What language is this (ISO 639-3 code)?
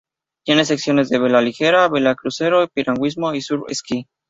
spa